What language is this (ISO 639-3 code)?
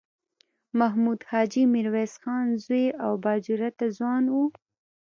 pus